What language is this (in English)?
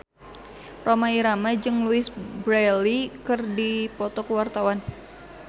Sundanese